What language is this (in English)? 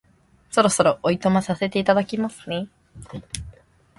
Japanese